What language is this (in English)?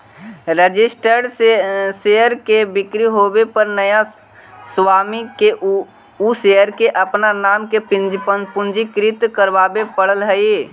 Magahi